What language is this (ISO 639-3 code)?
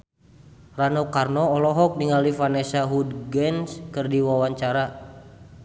sun